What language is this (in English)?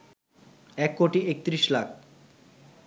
Bangla